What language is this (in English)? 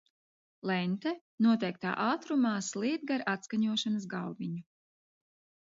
Latvian